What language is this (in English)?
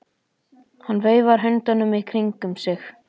Icelandic